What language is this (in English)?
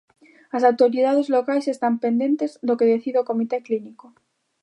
Galician